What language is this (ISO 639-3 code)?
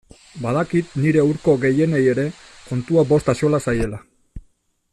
eus